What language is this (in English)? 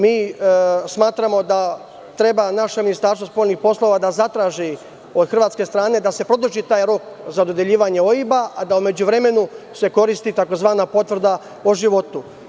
Serbian